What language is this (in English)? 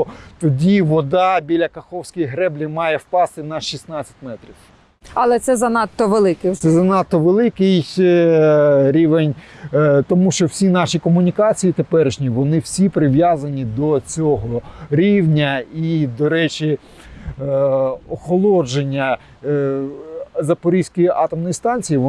Ukrainian